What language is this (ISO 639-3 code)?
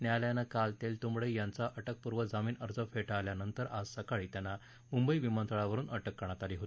mar